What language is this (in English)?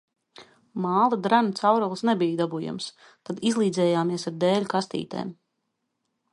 Latvian